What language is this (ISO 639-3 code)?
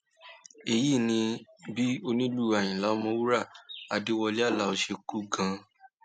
yor